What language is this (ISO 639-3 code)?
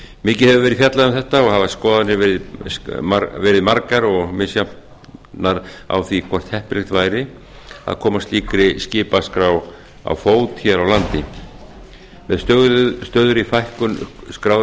isl